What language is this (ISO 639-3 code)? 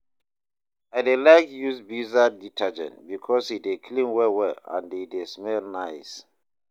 pcm